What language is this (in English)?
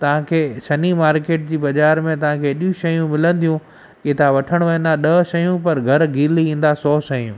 Sindhi